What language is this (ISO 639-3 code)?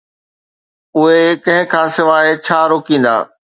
snd